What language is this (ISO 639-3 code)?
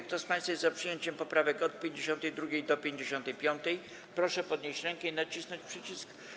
pol